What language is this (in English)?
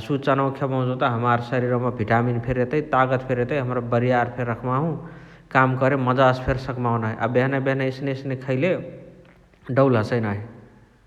Chitwania Tharu